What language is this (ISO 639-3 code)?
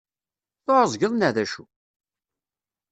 kab